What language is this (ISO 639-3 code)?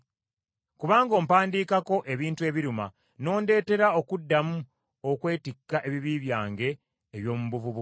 lug